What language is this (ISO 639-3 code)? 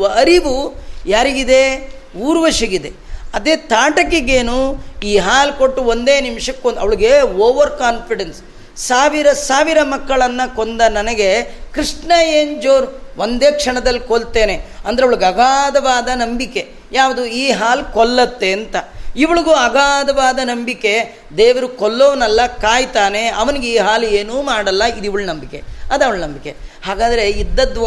kan